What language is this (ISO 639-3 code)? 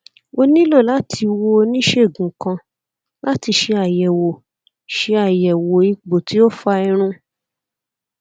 yor